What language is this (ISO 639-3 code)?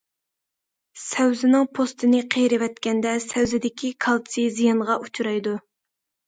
uig